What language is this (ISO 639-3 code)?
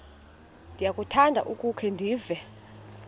xho